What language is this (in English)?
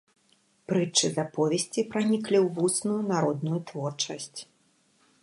Belarusian